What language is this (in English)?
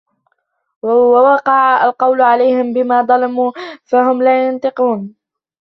Arabic